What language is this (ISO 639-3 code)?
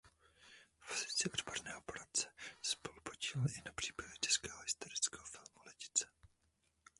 ces